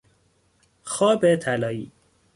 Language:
Persian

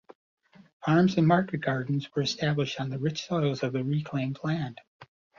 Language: English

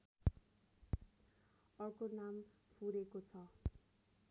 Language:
Nepali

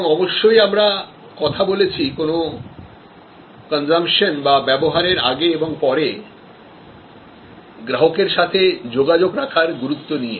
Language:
Bangla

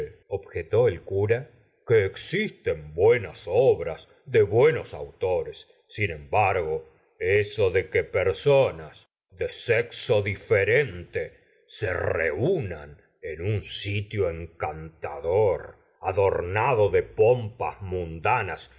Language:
Spanish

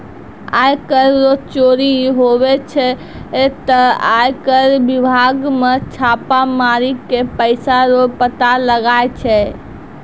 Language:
Maithili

